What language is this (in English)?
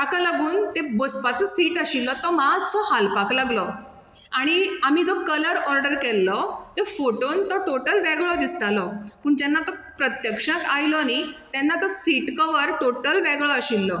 Konkani